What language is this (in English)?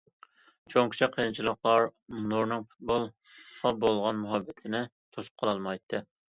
Uyghur